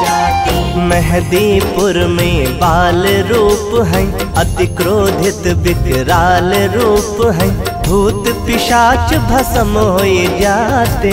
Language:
Hindi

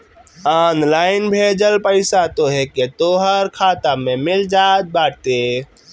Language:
Bhojpuri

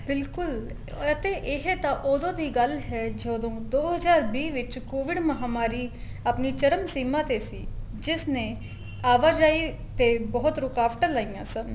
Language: Punjabi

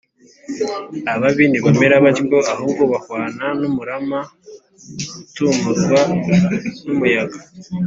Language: Kinyarwanda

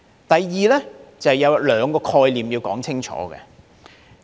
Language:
Cantonese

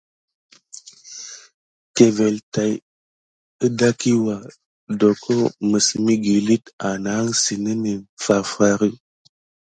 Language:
Gidar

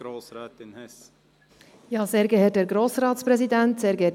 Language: Swiss German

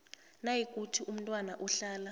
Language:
South Ndebele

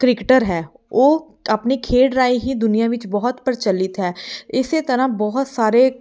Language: Punjabi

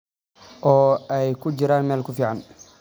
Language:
Somali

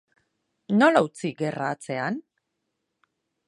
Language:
Basque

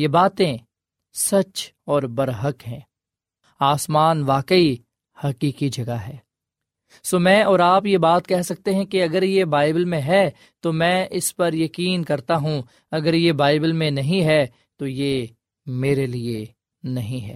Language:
Urdu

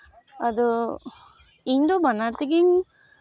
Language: Santali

